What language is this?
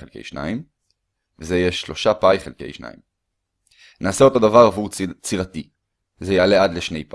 Hebrew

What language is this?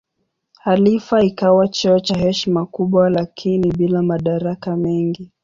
Swahili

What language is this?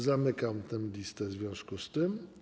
Polish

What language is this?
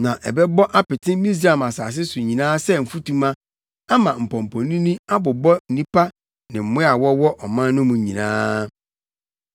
Akan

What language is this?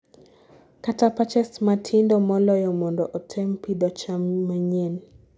Luo (Kenya and Tanzania)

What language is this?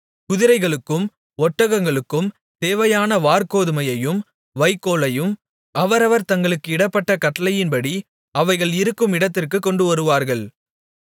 Tamil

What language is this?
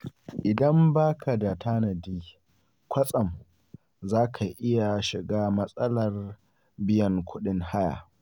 Hausa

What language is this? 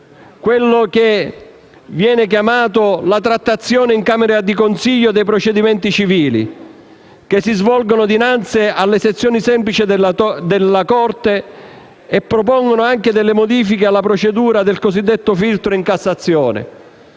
Italian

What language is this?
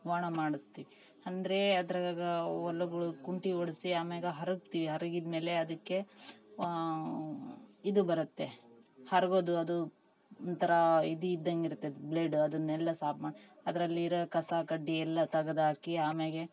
Kannada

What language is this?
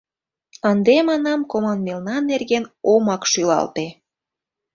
Mari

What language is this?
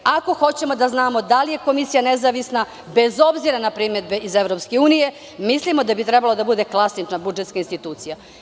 Serbian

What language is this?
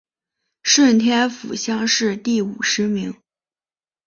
Chinese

